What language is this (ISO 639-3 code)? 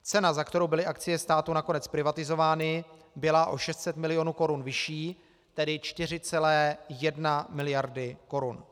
ces